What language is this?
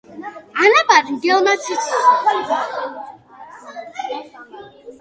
Georgian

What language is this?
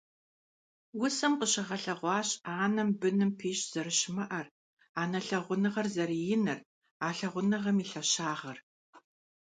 Kabardian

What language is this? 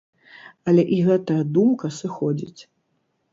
Belarusian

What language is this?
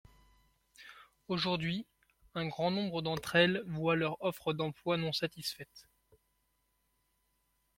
French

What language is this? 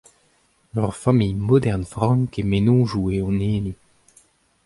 Breton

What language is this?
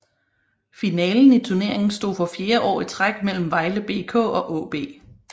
Danish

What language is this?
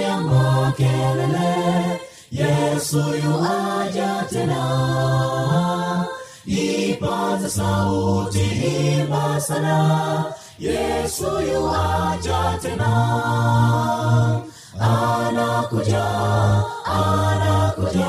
Swahili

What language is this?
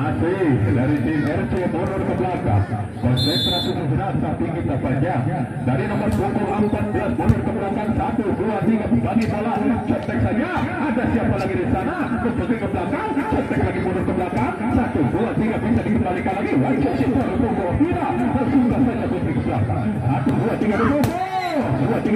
Indonesian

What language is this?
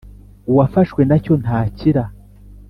Kinyarwanda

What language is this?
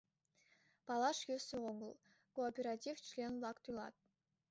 Mari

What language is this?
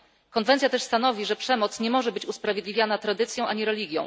Polish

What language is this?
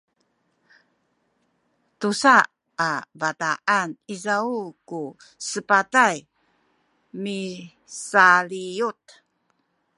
Sakizaya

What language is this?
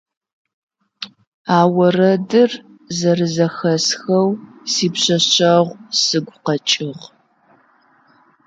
Adyghe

